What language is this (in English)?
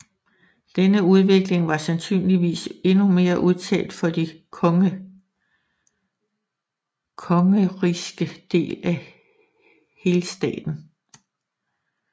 Danish